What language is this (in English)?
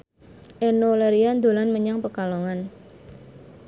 Javanese